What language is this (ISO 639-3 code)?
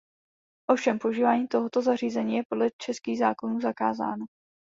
ces